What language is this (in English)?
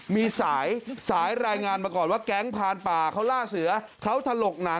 Thai